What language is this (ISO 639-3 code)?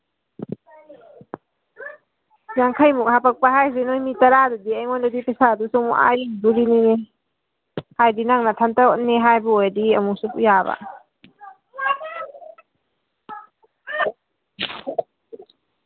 mni